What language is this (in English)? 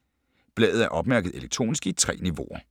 Danish